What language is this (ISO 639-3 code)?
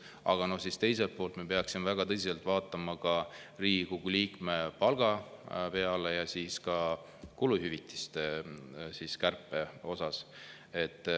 est